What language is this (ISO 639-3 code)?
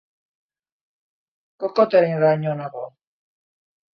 eus